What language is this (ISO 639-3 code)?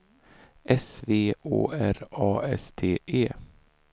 swe